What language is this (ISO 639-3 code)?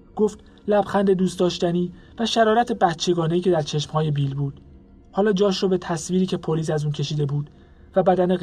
fas